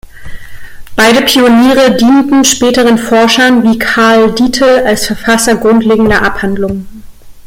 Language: German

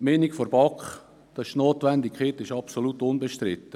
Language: Swiss German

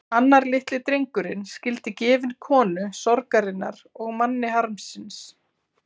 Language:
Icelandic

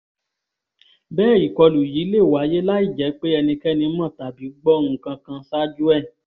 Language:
Yoruba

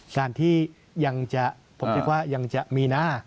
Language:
Thai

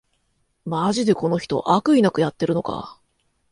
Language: Japanese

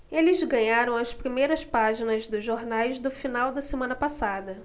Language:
Portuguese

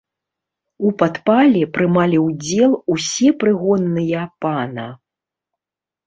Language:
Belarusian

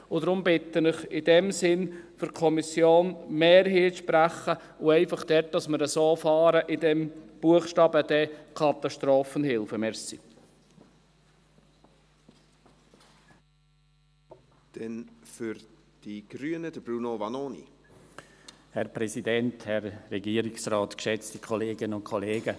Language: Swiss German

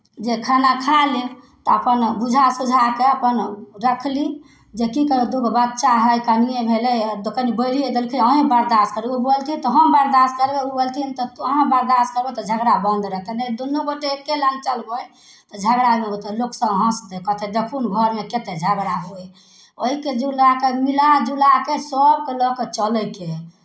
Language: Maithili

